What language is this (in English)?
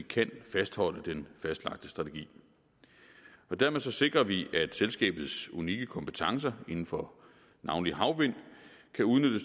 Danish